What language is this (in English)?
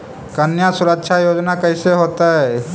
Magahi